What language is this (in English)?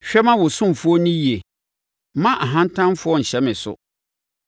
Akan